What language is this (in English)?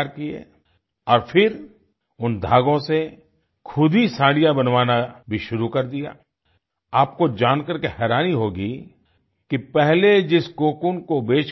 Hindi